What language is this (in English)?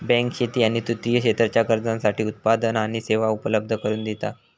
Marathi